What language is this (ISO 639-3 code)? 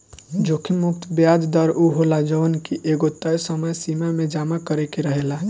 bho